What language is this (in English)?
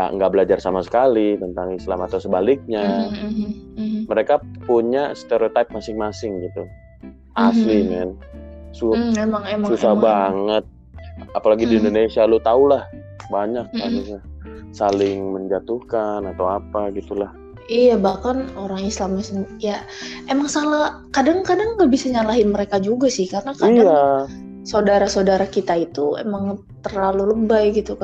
Indonesian